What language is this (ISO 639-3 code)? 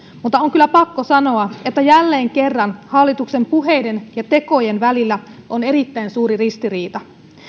fin